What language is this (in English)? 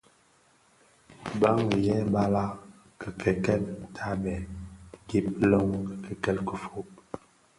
Bafia